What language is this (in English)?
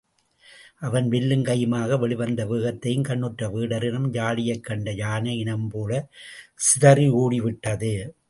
Tamil